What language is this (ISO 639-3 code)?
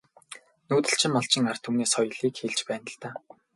mon